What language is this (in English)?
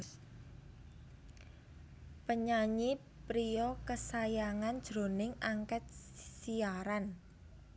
Javanese